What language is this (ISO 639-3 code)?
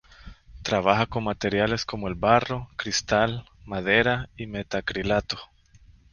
spa